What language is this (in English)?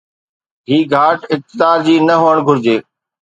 Sindhi